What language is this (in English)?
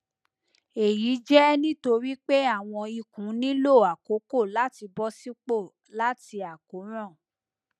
Yoruba